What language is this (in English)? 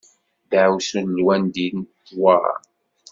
Kabyle